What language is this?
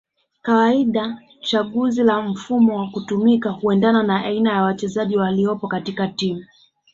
Swahili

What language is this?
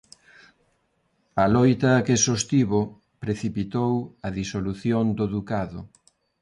Galician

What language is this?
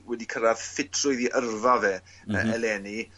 Welsh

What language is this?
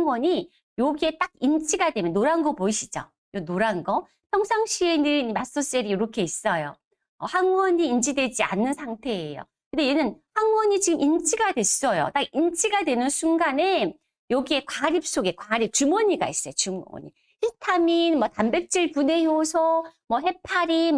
Korean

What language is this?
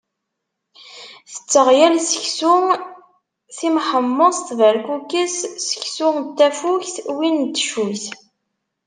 Kabyle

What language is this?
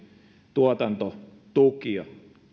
Finnish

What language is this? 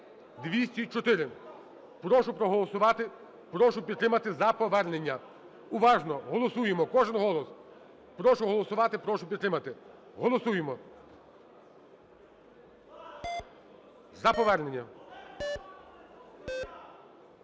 Ukrainian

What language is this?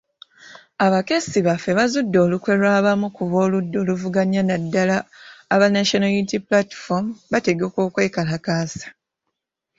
Ganda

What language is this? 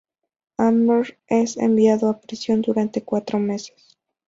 Spanish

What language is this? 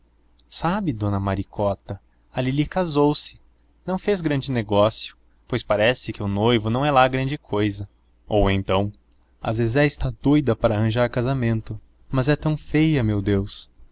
Portuguese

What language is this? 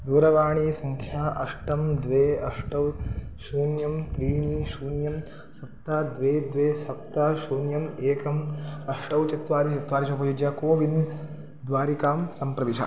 Sanskrit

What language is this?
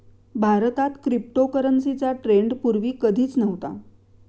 Marathi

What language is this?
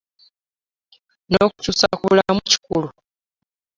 Ganda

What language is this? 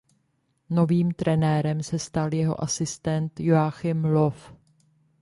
Czech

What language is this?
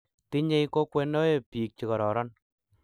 Kalenjin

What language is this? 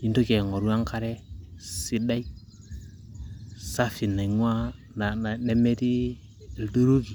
Masai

